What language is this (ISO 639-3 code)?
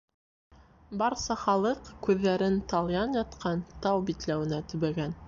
bak